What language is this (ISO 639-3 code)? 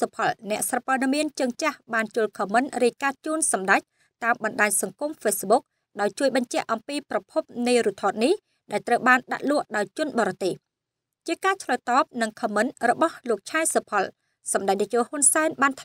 vie